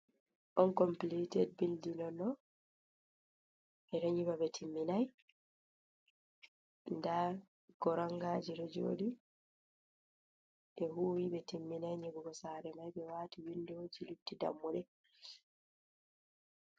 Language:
Fula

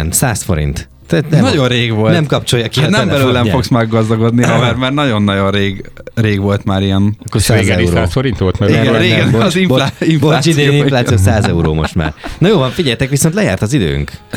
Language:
Hungarian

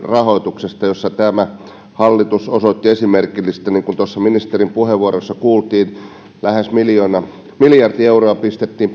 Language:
Finnish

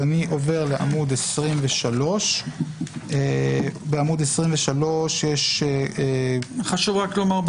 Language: Hebrew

